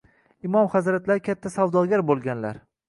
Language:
Uzbek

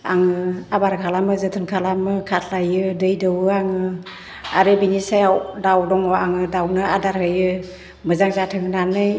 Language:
Bodo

